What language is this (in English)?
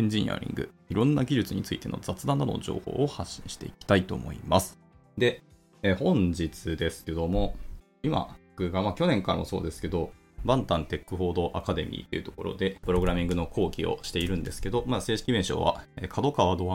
Japanese